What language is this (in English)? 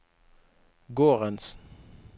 Norwegian